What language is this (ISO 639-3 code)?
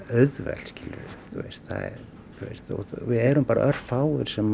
isl